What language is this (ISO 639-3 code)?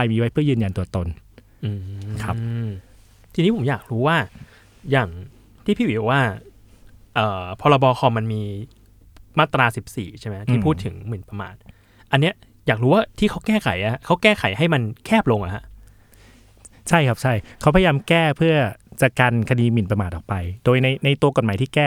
tha